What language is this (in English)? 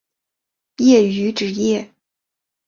Chinese